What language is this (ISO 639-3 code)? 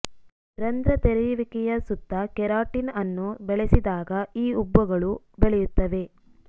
kan